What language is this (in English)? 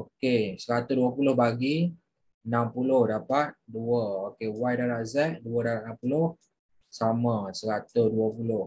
Malay